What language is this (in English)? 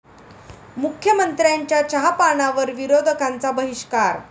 Marathi